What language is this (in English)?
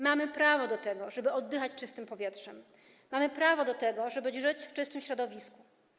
Polish